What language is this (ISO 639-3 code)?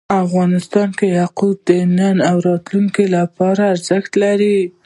pus